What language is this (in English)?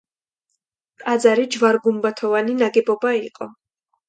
Georgian